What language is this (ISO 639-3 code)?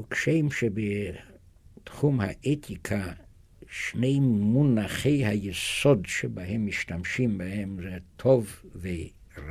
heb